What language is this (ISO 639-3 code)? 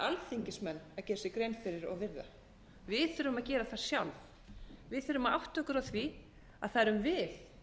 isl